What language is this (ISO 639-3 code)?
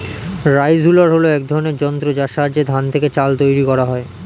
ben